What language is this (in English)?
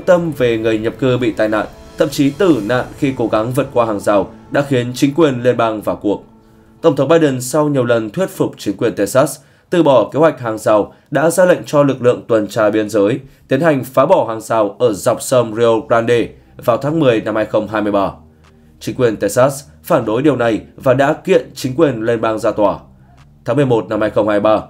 Vietnamese